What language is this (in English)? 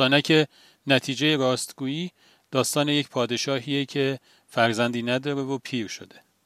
Persian